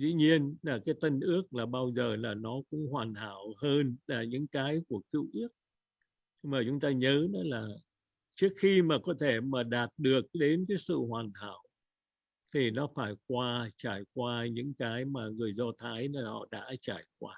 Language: Vietnamese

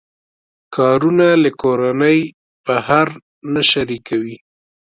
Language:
Pashto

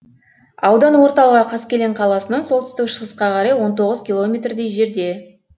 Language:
Kazakh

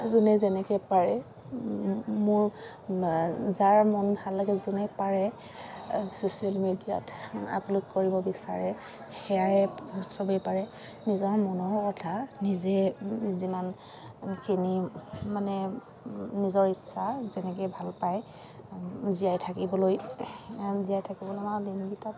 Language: Assamese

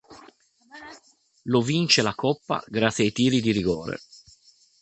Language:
Italian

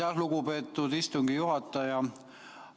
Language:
Estonian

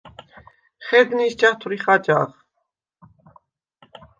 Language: Svan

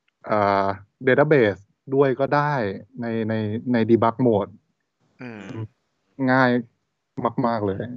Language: Thai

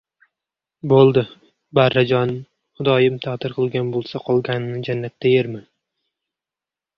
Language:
Uzbek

